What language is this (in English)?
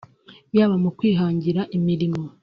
Kinyarwanda